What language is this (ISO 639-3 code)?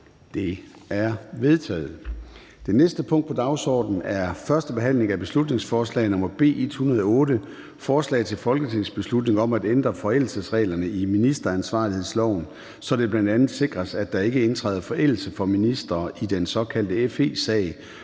dan